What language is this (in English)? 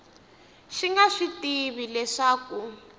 Tsonga